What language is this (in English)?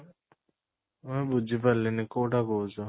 Odia